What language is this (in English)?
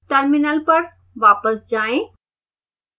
Hindi